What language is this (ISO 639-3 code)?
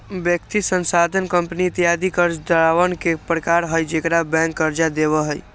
mag